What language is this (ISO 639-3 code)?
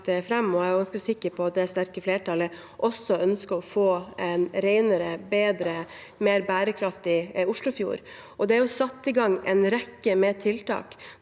nor